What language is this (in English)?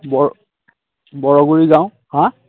Assamese